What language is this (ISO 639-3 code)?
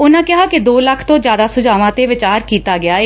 pan